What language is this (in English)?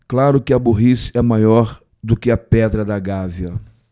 Portuguese